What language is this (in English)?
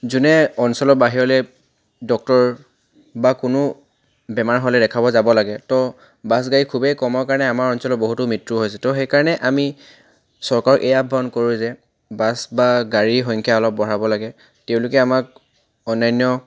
Assamese